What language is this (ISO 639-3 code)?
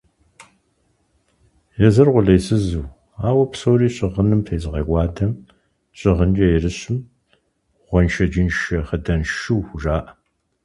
kbd